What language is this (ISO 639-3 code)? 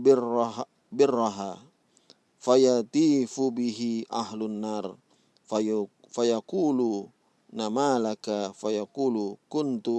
ind